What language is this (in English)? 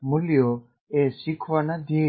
Gujarati